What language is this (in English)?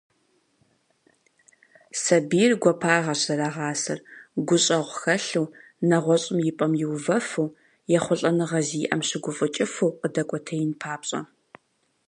Kabardian